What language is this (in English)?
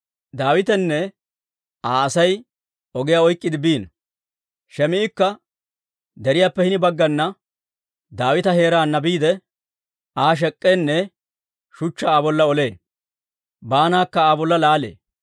Dawro